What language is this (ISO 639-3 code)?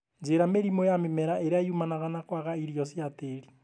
kik